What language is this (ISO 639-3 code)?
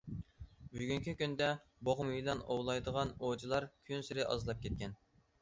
uig